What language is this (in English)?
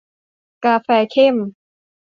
Thai